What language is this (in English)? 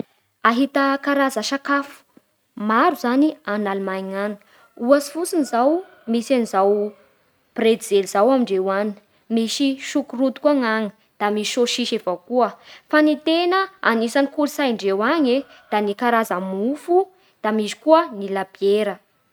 Bara Malagasy